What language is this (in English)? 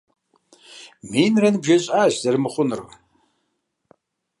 Kabardian